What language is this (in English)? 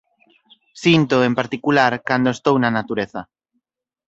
Galician